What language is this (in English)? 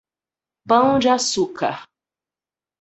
Portuguese